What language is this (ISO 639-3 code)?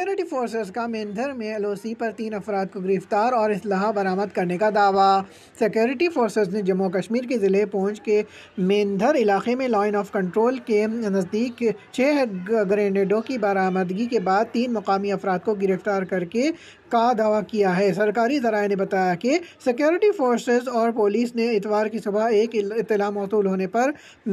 urd